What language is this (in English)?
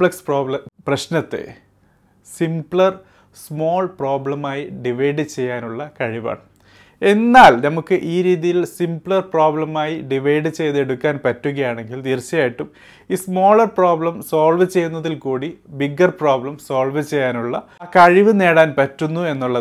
Malayalam